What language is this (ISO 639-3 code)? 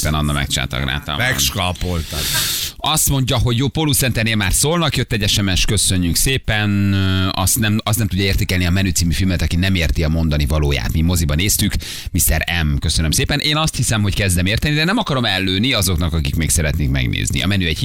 hun